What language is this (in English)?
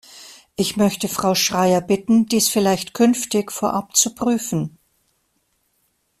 German